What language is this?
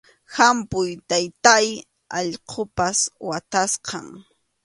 Arequipa-La Unión Quechua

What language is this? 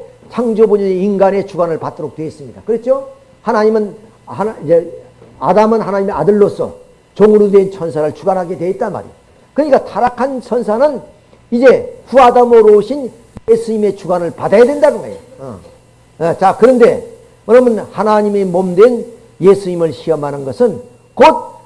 Korean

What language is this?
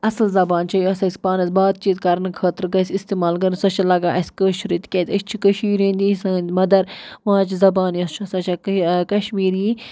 Kashmiri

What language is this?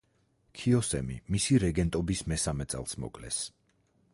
Georgian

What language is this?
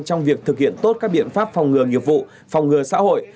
Vietnamese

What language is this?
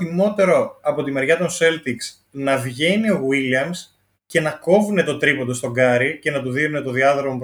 Greek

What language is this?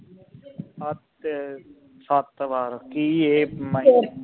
Punjabi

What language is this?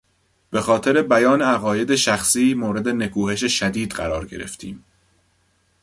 Persian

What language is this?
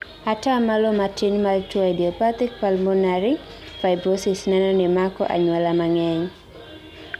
Luo (Kenya and Tanzania)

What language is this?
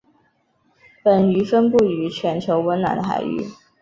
Chinese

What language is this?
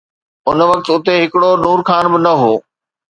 Sindhi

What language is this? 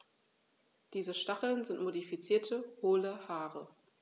German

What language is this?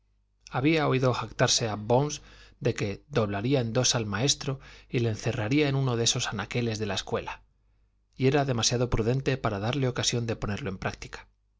Spanish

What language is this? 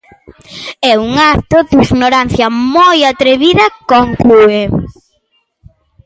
Galician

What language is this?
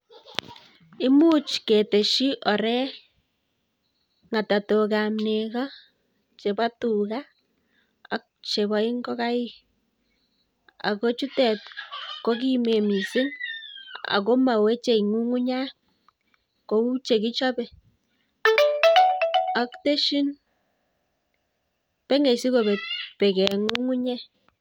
Kalenjin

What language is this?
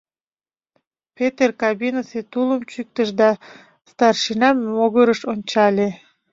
Mari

